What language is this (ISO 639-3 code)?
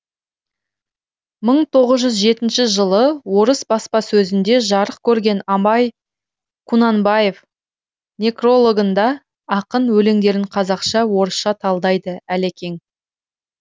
kaz